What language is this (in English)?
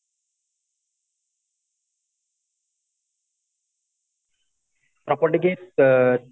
Odia